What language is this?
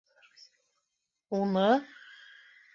Bashkir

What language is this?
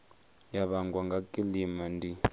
Venda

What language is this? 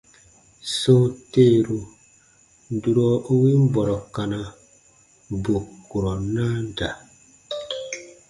Baatonum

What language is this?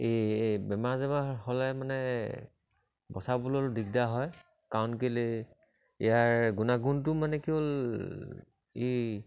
Assamese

